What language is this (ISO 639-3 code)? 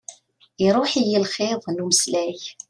kab